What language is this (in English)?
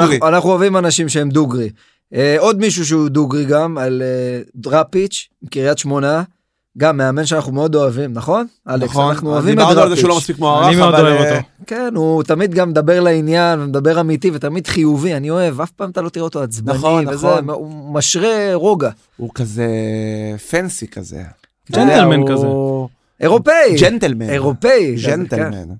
Hebrew